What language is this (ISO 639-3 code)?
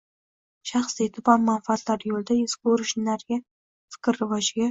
uzb